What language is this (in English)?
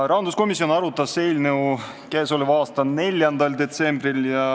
Estonian